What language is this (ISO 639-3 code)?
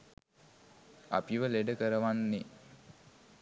sin